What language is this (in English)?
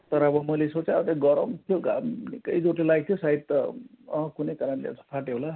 Nepali